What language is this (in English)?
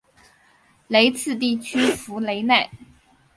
Chinese